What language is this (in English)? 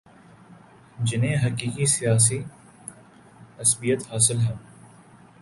Urdu